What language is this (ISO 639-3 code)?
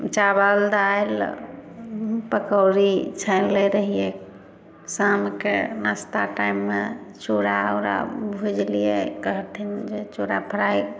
mai